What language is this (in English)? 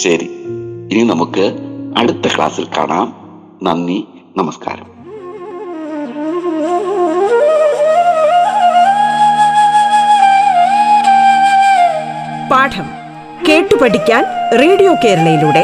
Malayalam